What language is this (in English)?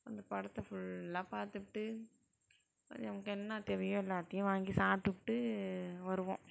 Tamil